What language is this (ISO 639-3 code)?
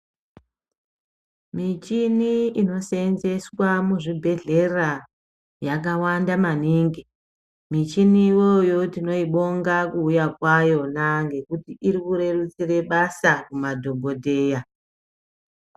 ndc